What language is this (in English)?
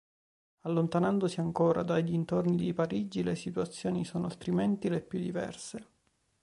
Italian